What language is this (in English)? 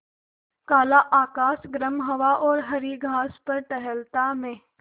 Hindi